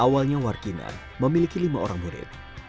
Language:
Indonesian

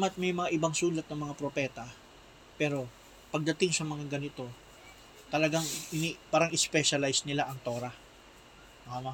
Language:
Filipino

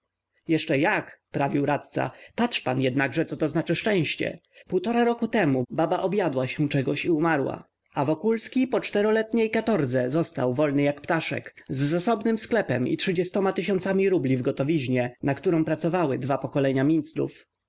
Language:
Polish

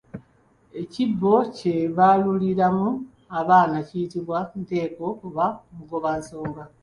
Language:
Ganda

